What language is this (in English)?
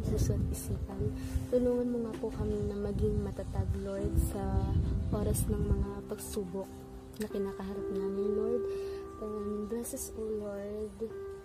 Filipino